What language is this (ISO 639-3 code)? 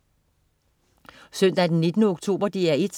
dan